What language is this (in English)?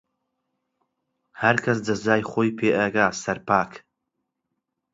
Central Kurdish